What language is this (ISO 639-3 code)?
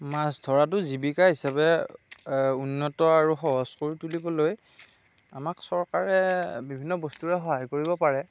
asm